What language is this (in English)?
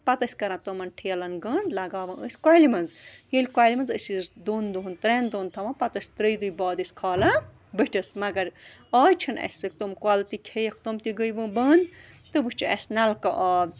Kashmiri